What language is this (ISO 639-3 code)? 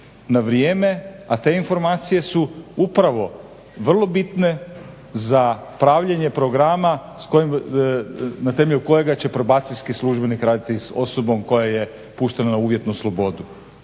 hrv